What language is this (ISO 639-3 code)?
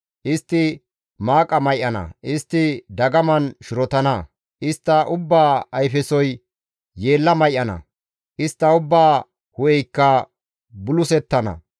gmv